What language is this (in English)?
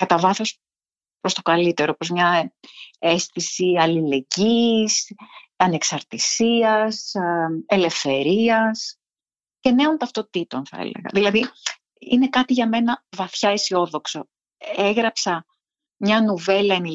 Greek